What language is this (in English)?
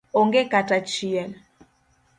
Luo (Kenya and Tanzania)